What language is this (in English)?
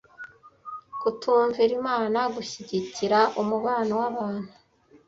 Kinyarwanda